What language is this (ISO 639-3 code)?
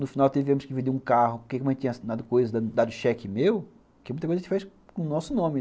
por